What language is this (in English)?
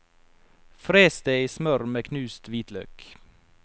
Norwegian